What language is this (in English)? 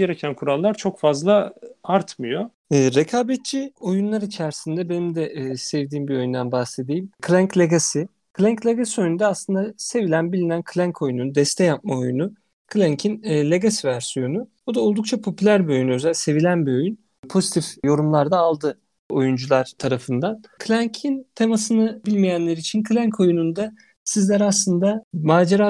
Turkish